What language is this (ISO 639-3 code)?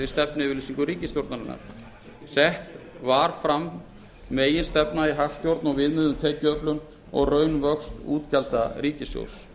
isl